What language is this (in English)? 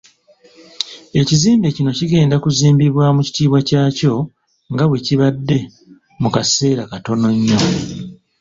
Ganda